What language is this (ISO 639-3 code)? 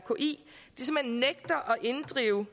dan